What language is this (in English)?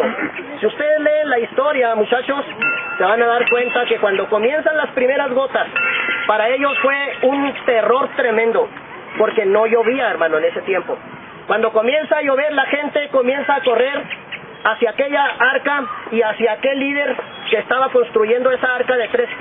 Spanish